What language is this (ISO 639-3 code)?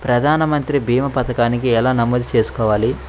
tel